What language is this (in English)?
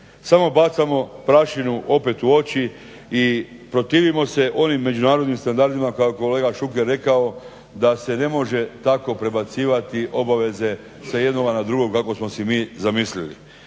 Croatian